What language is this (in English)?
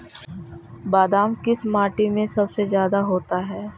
Magahi